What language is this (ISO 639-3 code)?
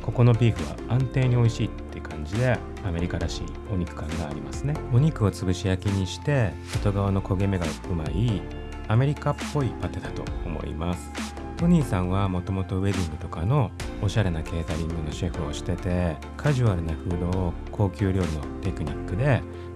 jpn